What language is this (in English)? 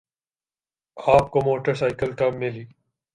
Urdu